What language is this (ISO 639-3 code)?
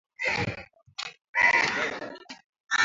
swa